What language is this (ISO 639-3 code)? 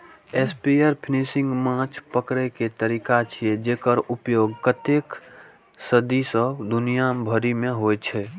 mai